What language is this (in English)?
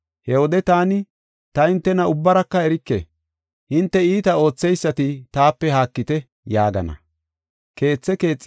Gofa